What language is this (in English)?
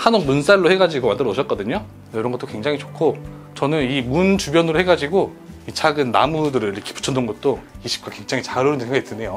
Korean